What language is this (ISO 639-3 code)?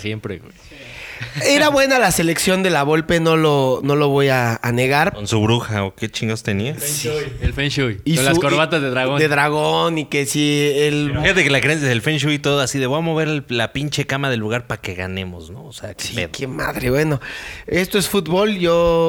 spa